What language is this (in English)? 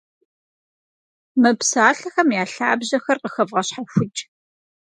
Kabardian